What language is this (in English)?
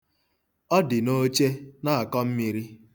Igbo